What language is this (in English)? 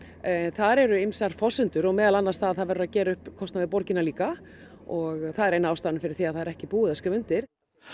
Icelandic